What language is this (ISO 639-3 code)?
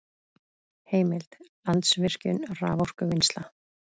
isl